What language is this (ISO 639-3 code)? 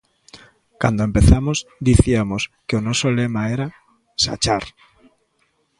glg